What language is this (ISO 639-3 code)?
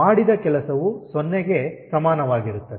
kan